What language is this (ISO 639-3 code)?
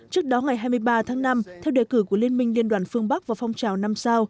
vie